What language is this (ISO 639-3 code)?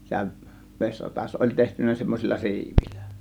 fin